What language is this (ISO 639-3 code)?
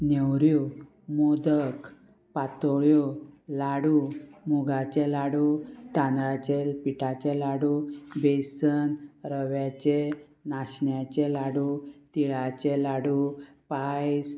kok